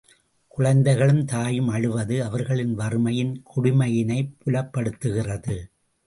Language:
Tamil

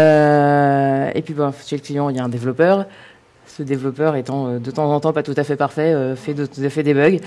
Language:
French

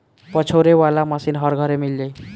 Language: Bhojpuri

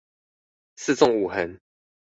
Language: Chinese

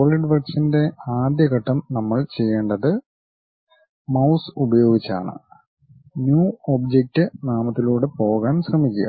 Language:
Malayalam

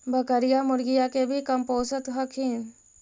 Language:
Magahi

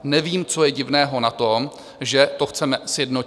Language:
Czech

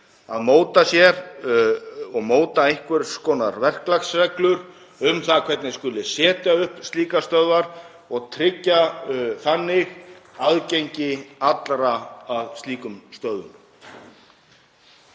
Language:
Icelandic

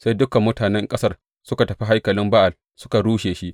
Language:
Hausa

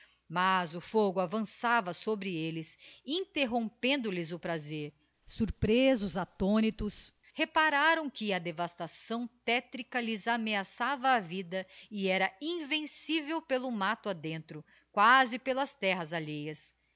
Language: Portuguese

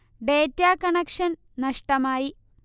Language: Malayalam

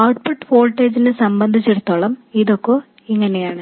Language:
Malayalam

